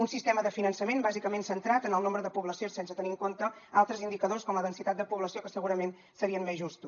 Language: Catalan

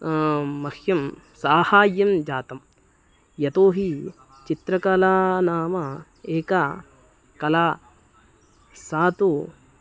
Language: Sanskrit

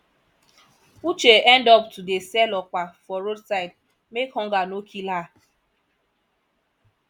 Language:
Nigerian Pidgin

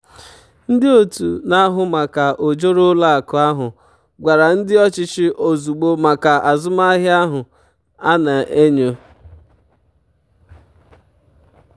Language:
Igbo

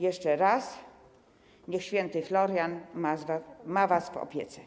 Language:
Polish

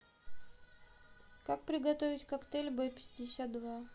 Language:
Russian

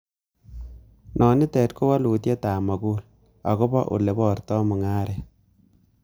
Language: Kalenjin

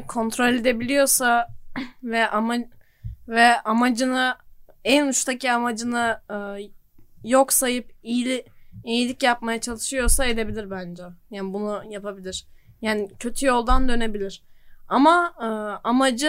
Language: Turkish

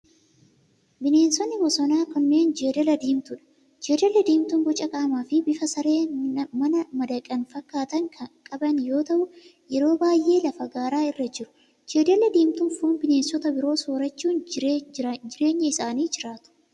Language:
Oromo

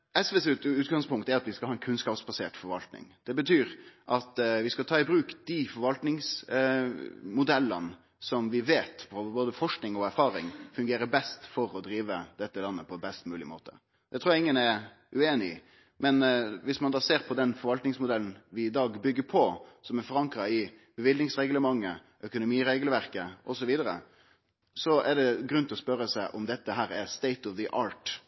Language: Norwegian Nynorsk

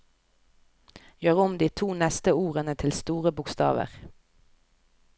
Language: Norwegian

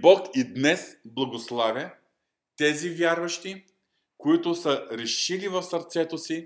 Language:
Bulgarian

